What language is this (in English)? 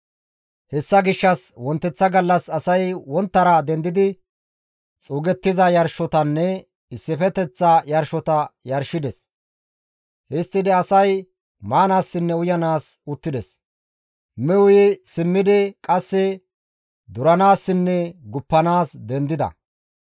Gamo